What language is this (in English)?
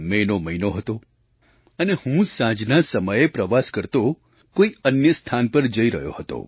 Gujarati